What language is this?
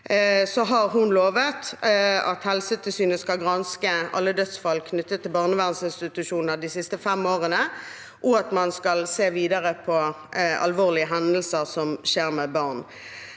Norwegian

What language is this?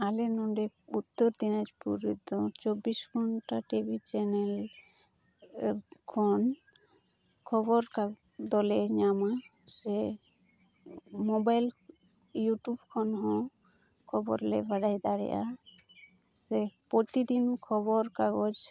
Santali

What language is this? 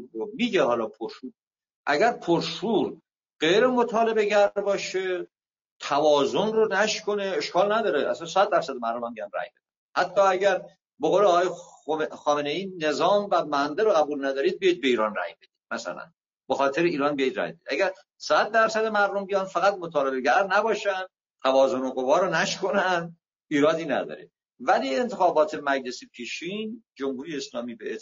Persian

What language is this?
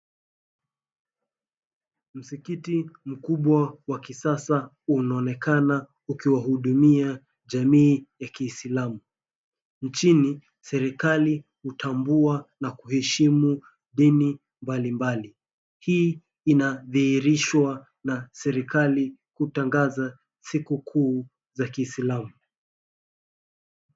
Swahili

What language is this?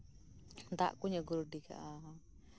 Santali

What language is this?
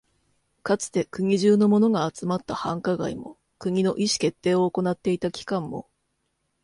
Japanese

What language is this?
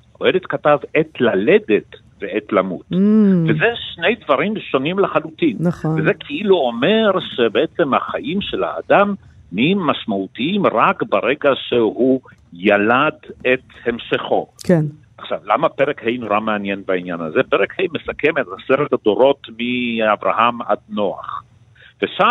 Hebrew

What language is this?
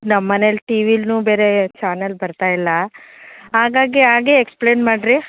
Kannada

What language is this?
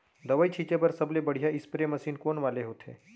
Chhattisgarhi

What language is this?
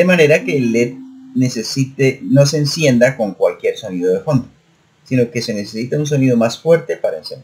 Spanish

